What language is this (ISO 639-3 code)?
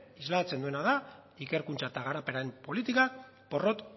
eus